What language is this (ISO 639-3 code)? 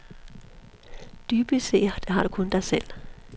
dan